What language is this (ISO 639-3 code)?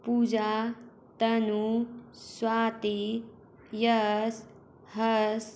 hin